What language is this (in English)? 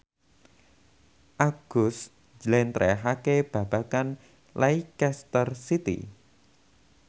Javanese